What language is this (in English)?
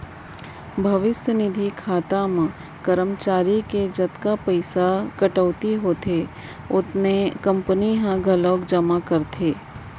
Chhattisgarhi